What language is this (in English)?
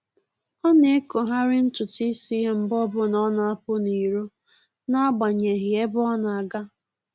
Igbo